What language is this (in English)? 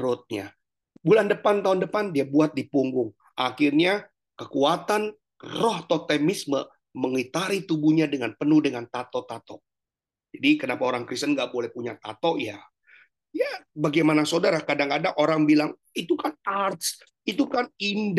Indonesian